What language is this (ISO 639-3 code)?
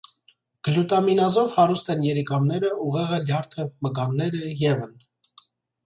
hye